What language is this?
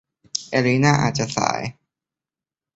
Thai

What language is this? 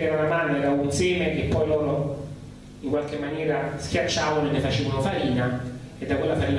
Italian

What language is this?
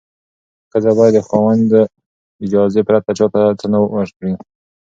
Pashto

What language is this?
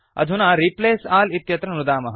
Sanskrit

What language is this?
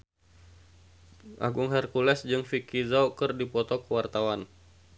Sundanese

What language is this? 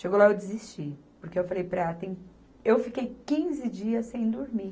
Portuguese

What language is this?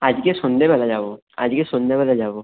Bangla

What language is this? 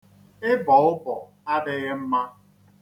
Igbo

